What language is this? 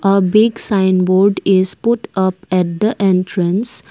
English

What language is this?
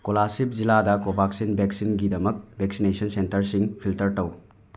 Manipuri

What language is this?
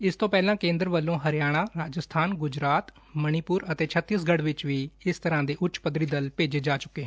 Punjabi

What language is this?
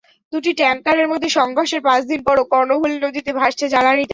Bangla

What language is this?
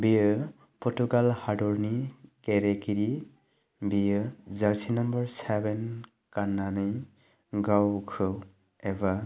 Bodo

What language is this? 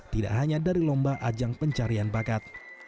Indonesian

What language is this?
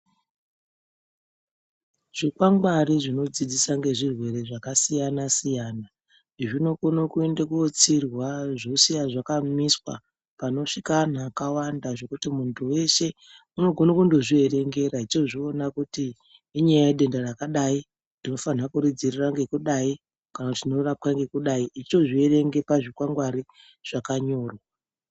Ndau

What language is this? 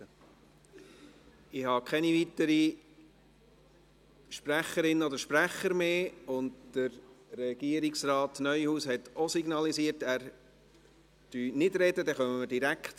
Swiss German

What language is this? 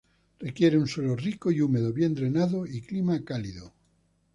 Spanish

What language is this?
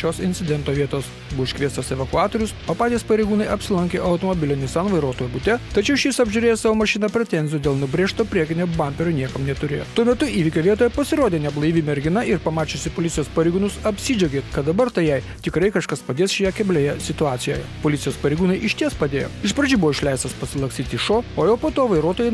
Lithuanian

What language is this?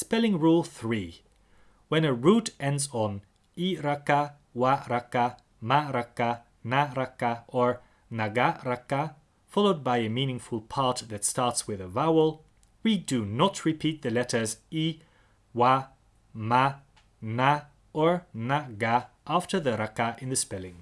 English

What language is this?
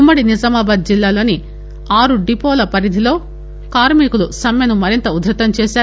Telugu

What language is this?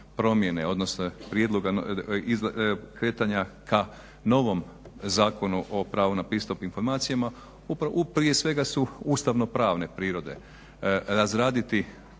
Croatian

